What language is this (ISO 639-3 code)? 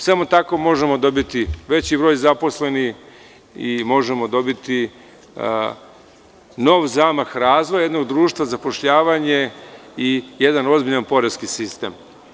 srp